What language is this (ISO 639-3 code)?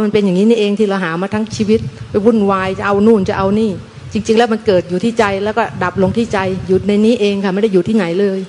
tha